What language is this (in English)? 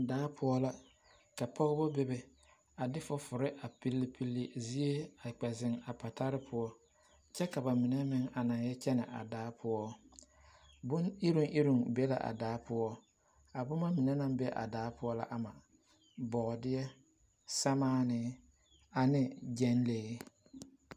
Southern Dagaare